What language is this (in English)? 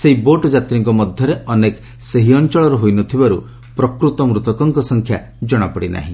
Odia